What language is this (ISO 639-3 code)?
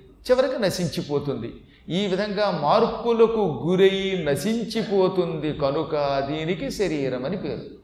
tel